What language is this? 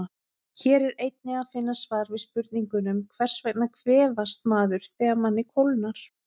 Icelandic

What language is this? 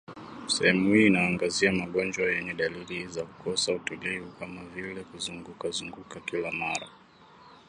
Swahili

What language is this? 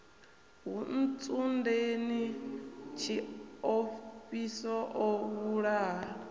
Venda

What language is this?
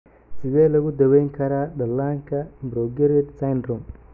Somali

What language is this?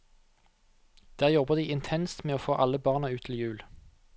Norwegian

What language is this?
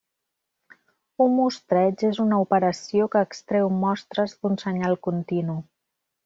Catalan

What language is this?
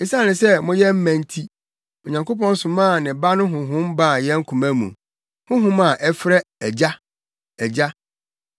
Akan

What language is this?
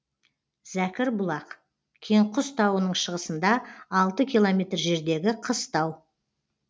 Kazakh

